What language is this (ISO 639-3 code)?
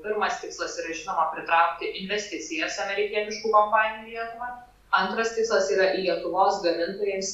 lit